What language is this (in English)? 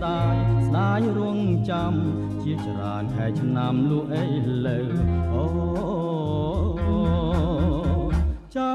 Thai